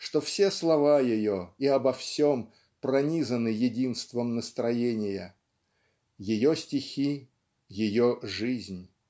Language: Russian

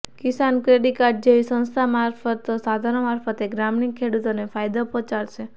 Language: Gujarati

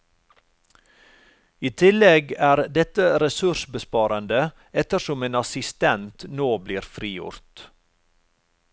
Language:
Norwegian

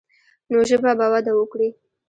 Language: Pashto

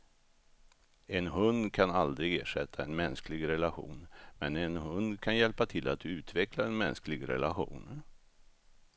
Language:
Swedish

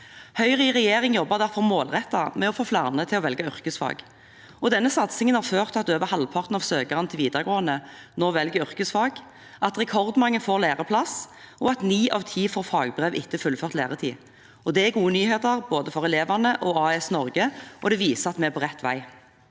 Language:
Norwegian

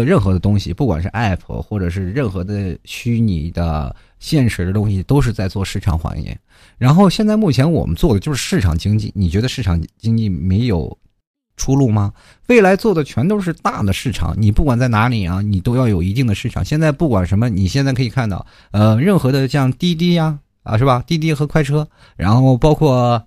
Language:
Chinese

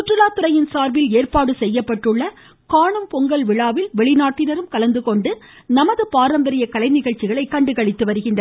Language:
Tamil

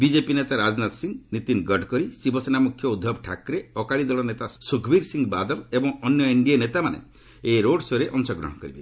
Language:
Odia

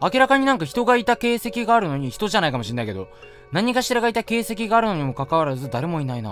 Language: Japanese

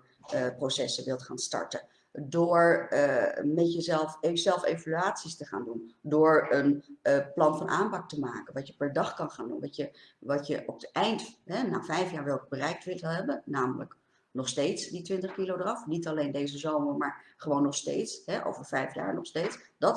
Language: Dutch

